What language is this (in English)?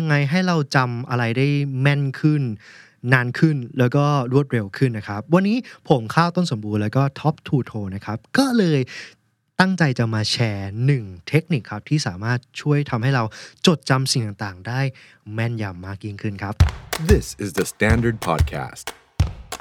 Thai